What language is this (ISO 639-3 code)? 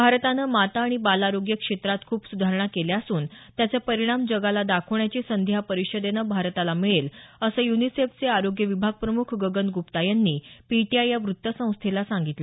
mar